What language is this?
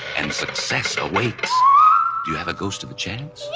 English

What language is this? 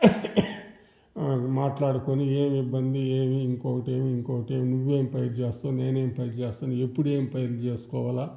Telugu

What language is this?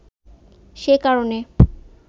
Bangla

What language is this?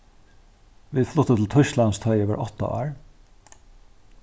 Faroese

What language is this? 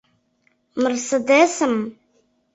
Mari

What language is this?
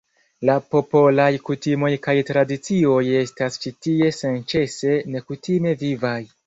Esperanto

